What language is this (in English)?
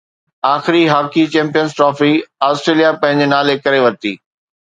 Sindhi